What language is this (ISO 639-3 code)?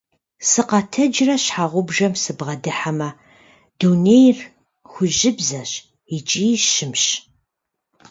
kbd